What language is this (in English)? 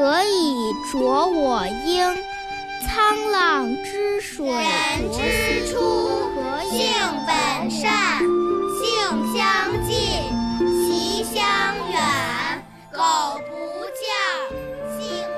Chinese